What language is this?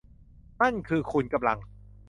Thai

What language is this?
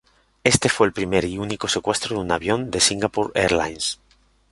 Spanish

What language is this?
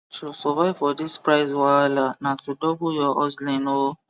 Nigerian Pidgin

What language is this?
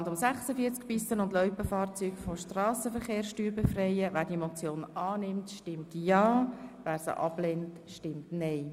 Swiss German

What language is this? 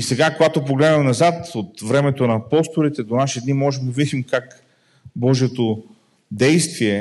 Bulgarian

